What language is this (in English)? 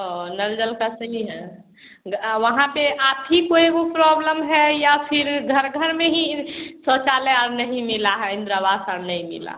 Hindi